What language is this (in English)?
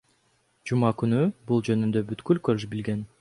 Kyrgyz